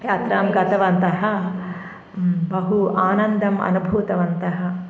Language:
Sanskrit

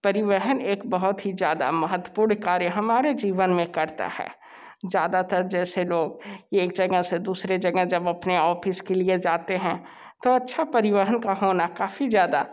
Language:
Hindi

